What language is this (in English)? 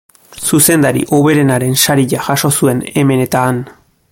Basque